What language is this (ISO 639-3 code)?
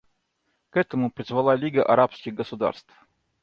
rus